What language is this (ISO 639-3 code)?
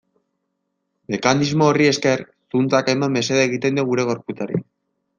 eus